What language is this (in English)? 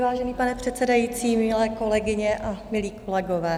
Czech